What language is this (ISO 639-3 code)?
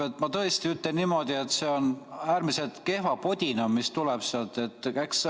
est